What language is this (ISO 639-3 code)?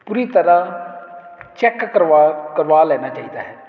pan